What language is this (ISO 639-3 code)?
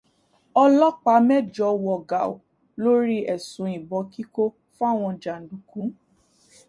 yor